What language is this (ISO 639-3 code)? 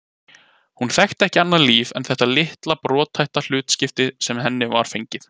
isl